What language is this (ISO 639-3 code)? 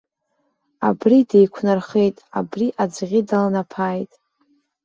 abk